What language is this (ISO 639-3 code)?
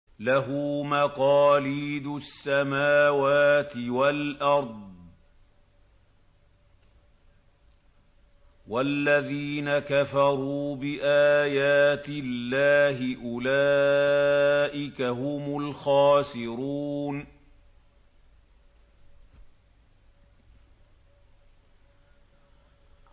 ara